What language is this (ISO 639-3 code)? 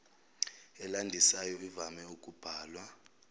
zul